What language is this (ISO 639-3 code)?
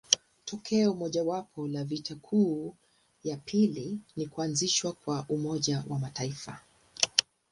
swa